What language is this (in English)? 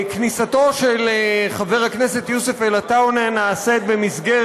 Hebrew